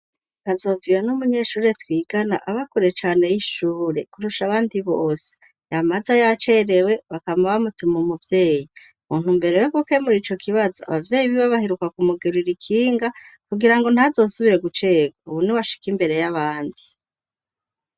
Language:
Rundi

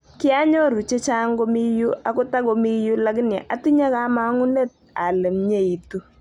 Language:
Kalenjin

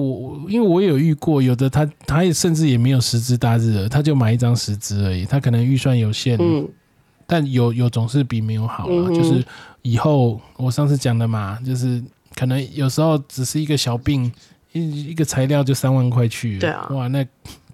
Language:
Chinese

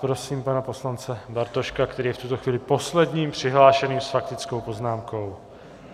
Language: Czech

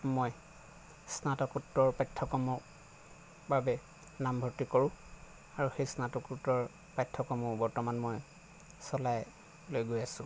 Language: Assamese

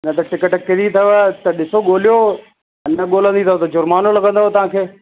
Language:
Sindhi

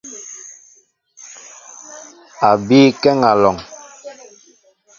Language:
Mbo (Cameroon)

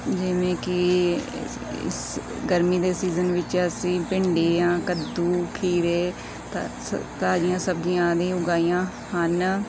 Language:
Punjabi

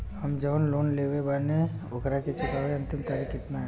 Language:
Bhojpuri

